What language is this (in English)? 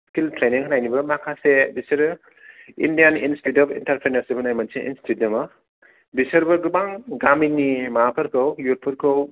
Bodo